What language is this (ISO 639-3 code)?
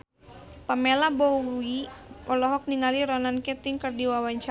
sun